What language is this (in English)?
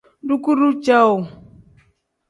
Tem